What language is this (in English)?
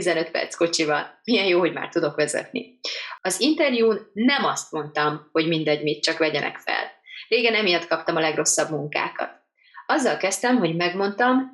Hungarian